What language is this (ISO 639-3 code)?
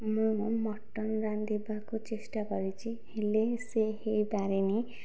ori